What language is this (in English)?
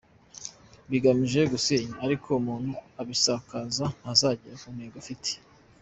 Kinyarwanda